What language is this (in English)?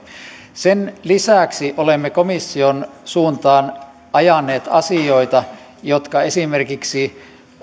Finnish